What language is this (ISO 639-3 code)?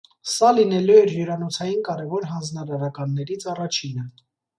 hye